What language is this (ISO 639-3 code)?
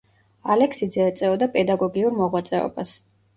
kat